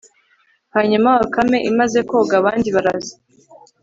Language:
Kinyarwanda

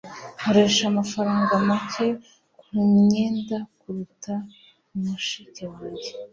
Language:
Kinyarwanda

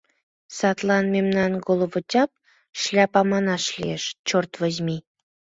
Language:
Mari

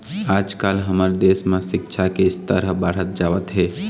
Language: Chhattisgarhi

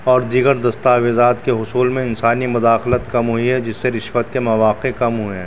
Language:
Urdu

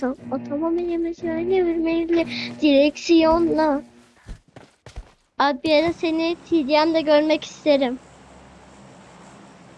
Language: Turkish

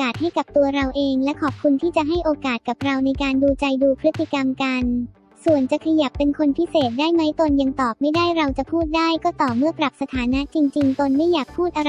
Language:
Thai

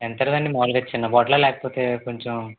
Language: Telugu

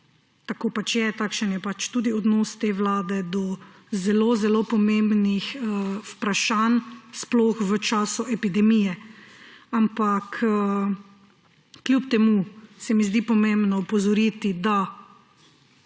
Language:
Slovenian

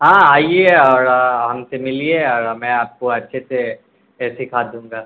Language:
Urdu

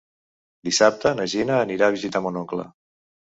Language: Catalan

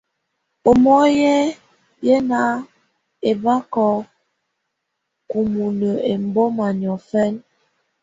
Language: Tunen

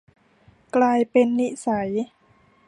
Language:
Thai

